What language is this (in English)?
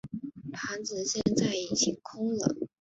Chinese